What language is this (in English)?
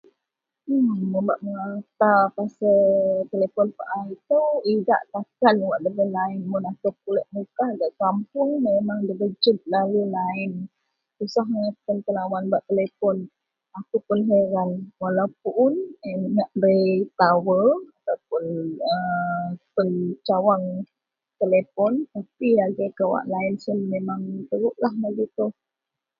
Central Melanau